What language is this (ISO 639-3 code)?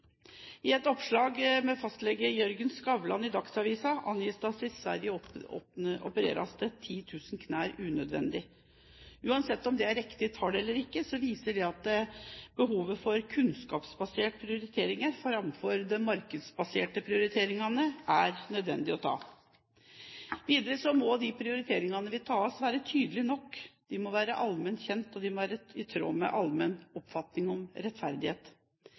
nob